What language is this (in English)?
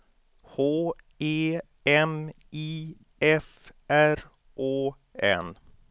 Swedish